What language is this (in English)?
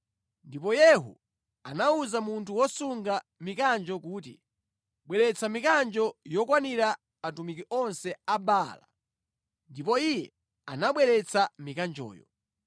Nyanja